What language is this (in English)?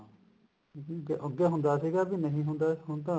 Punjabi